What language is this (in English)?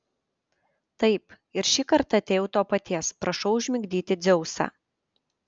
Lithuanian